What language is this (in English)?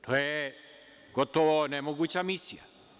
Serbian